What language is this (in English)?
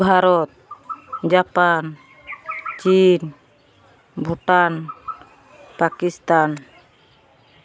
Santali